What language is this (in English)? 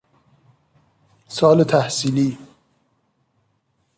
Persian